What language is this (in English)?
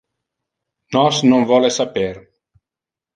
Interlingua